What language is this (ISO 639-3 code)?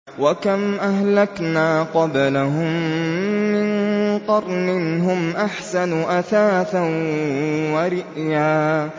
ara